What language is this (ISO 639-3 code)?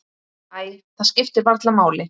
isl